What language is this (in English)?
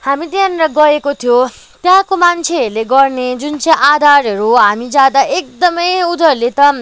Nepali